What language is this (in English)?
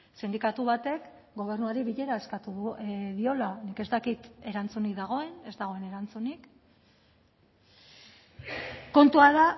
Basque